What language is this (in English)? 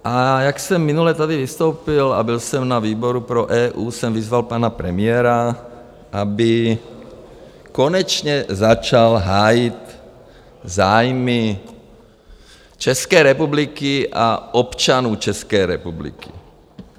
Czech